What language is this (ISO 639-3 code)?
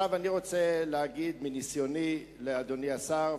heb